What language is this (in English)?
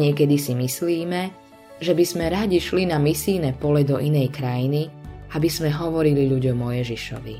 Slovak